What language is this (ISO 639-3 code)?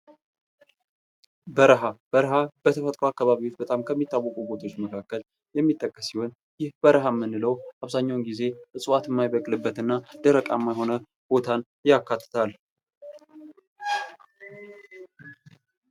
amh